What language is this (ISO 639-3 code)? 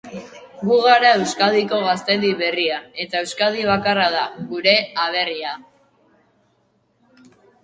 eus